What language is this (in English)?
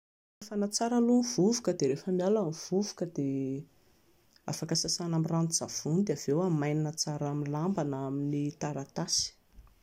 Malagasy